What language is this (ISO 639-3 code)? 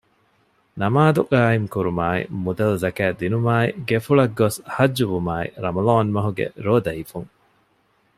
div